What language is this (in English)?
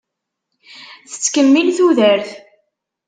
Kabyle